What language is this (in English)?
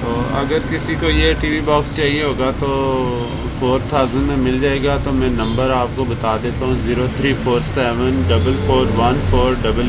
Urdu